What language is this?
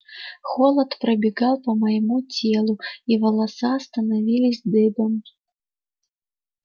Russian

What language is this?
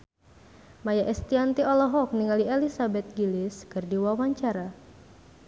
Sundanese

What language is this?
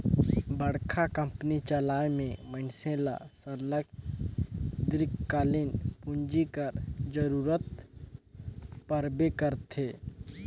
Chhattisgarhi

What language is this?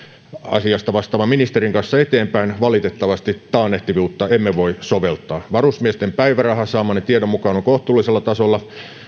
Finnish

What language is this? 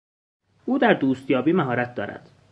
Persian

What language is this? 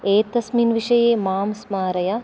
Sanskrit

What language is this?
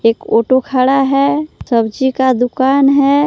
Hindi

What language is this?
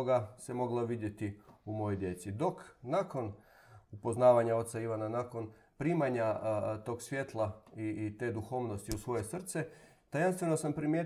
Croatian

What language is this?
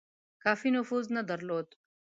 Pashto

